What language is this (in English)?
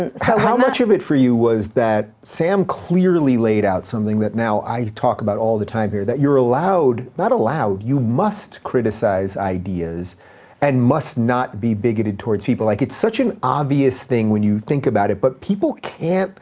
English